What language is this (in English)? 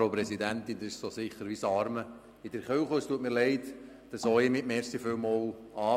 Swiss German